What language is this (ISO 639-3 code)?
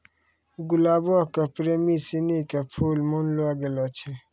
mai